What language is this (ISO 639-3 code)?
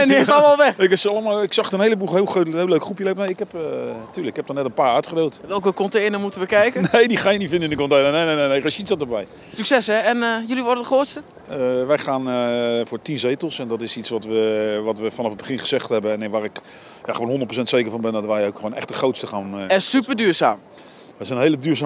nld